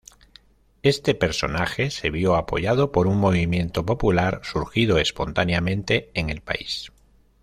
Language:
Spanish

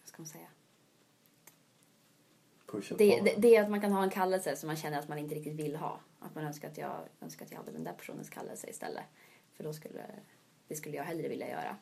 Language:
Swedish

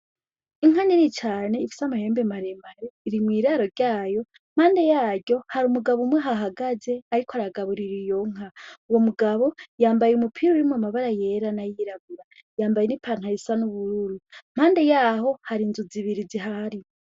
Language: Rundi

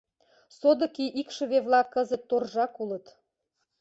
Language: Mari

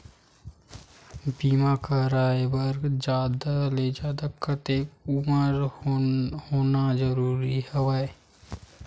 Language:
Chhattisgarhi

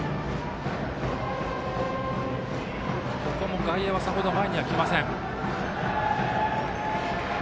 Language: Japanese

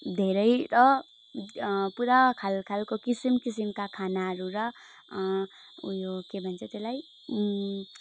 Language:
Nepali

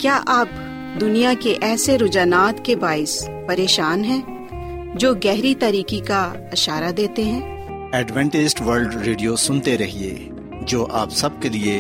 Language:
Urdu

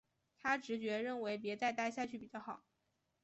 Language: Chinese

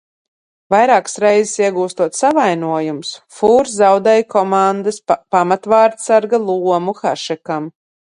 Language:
Latvian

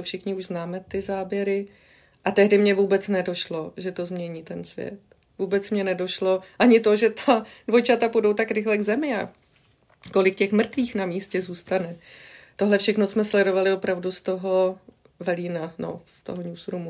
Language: Czech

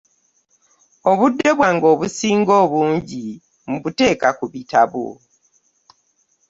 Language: Ganda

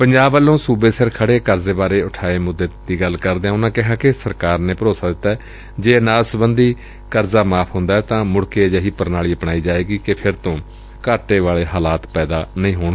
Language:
Punjabi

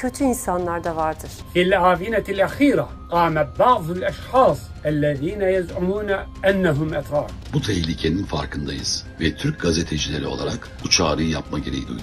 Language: Turkish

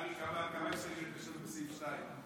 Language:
Hebrew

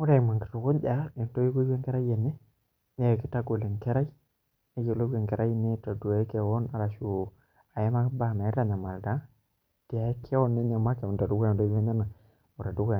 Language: Masai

